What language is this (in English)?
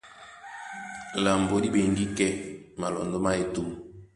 Duala